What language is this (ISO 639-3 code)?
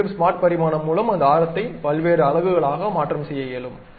tam